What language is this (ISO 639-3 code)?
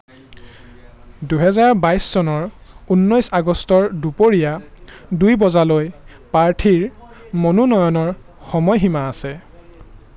asm